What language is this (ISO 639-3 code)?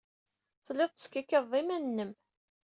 kab